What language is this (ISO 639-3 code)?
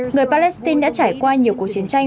vie